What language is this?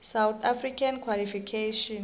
South Ndebele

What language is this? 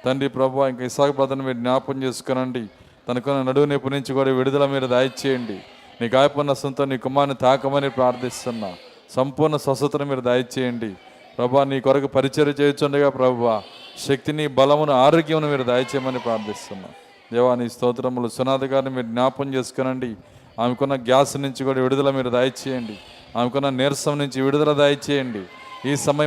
Telugu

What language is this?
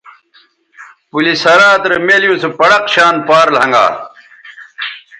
Bateri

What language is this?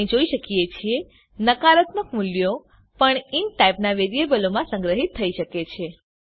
Gujarati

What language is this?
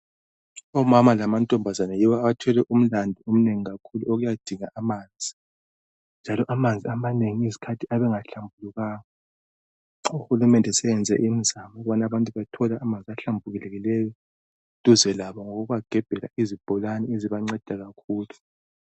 North Ndebele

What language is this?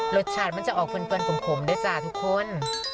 Thai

